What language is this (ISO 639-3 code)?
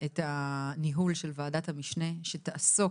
heb